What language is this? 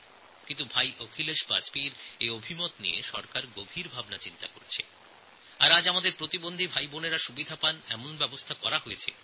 Bangla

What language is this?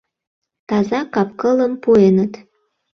Mari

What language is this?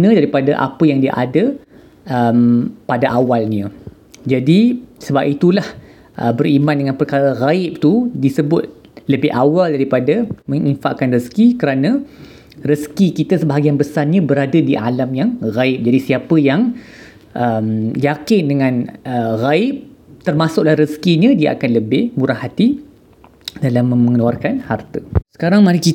Malay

